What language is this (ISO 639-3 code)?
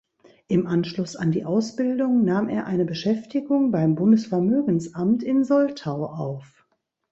deu